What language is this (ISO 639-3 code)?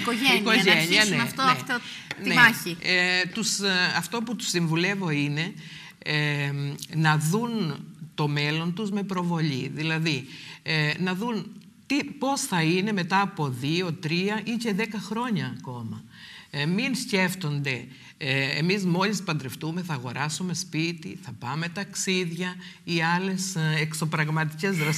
ell